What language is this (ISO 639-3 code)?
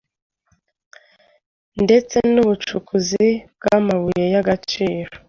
kin